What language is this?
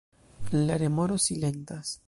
Esperanto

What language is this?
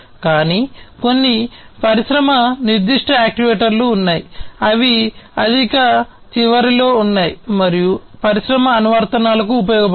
Telugu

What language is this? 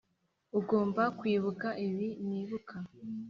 Kinyarwanda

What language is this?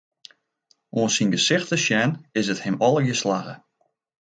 Western Frisian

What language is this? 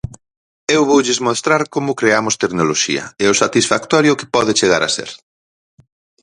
Galician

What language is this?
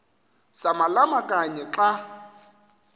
Xhosa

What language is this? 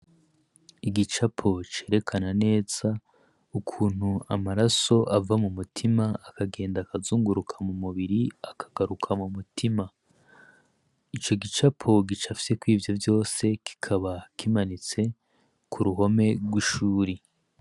Rundi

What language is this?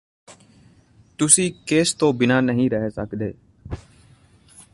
Punjabi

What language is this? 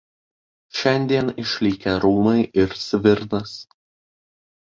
Lithuanian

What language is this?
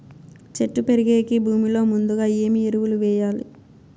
Telugu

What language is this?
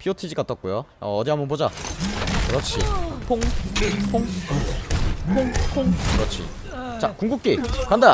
Korean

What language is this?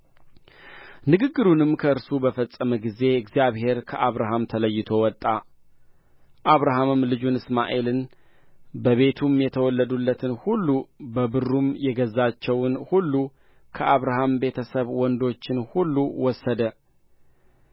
Amharic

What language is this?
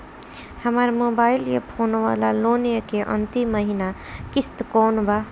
Bhojpuri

